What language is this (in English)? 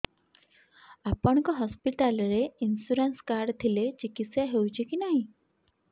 Odia